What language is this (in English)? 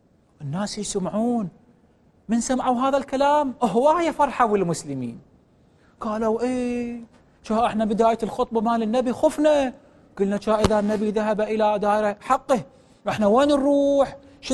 Arabic